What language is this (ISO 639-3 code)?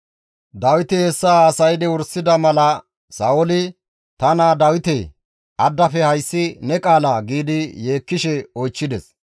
gmv